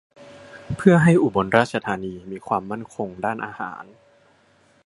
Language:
Thai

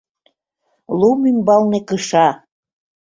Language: Mari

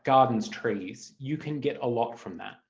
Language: English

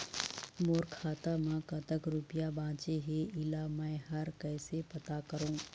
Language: Chhattisgarhi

